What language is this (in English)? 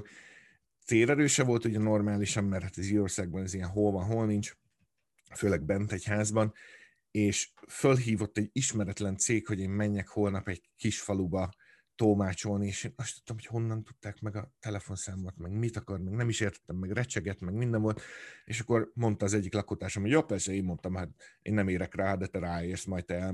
Hungarian